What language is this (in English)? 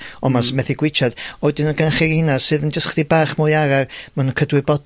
Welsh